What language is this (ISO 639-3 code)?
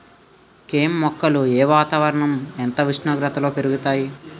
tel